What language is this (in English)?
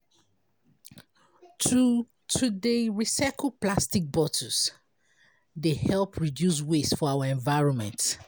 Nigerian Pidgin